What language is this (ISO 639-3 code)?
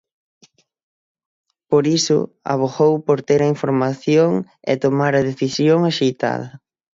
glg